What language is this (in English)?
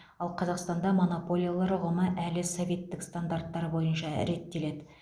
Kazakh